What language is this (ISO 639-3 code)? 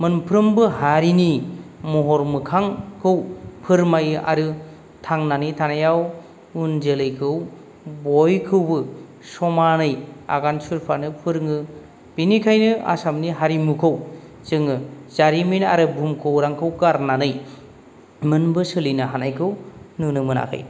brx